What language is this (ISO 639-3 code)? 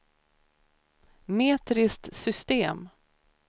swe